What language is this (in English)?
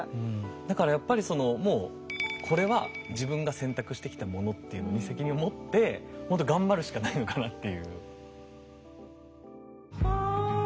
Japanese